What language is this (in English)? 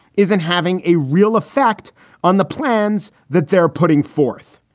English